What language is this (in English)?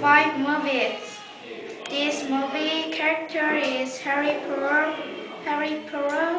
English